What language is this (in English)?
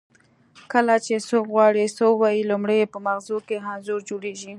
Pashto